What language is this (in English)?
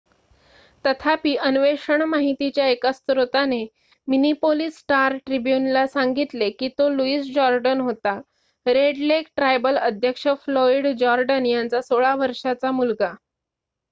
Marathi